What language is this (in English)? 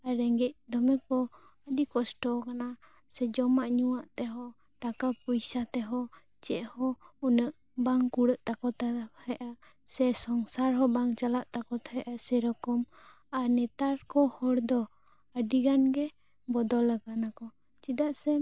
Santali